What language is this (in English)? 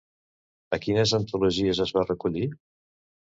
Catalan